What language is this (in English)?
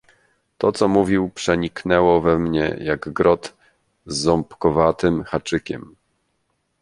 Polish